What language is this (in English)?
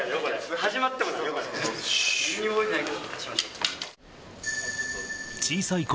Japanese